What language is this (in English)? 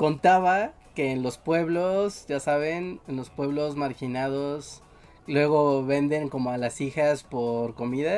Spanish